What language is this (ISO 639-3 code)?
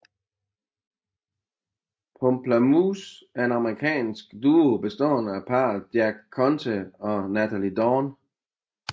dan